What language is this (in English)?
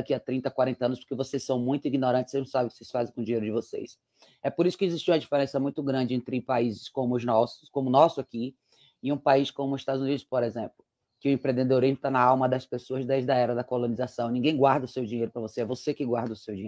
Portuguese